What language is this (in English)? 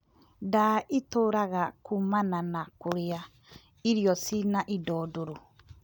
Kikuyu